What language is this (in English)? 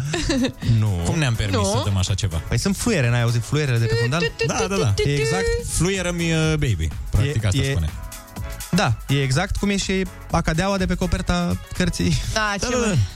Romanian